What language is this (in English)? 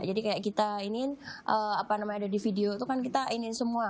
Indonesian